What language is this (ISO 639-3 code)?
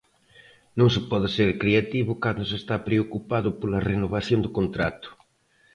glg